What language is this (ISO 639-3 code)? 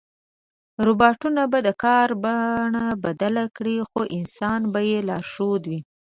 pus